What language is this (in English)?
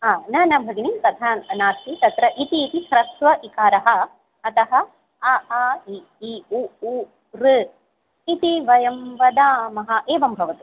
Sanskrit